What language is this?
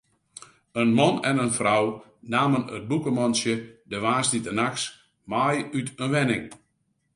Western Frisian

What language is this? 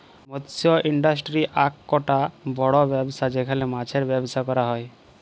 Bangla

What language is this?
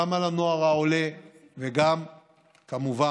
Hebrew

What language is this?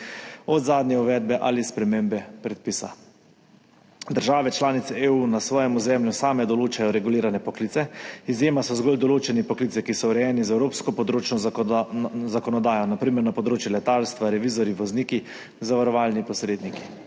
Slovenian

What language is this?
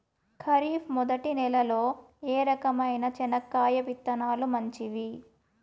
Telugu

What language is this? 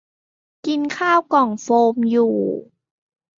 Thai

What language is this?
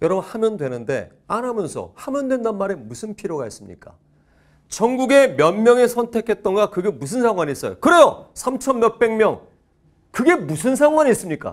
Korean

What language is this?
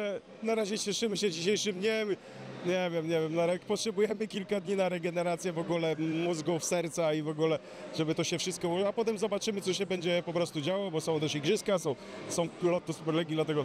Polish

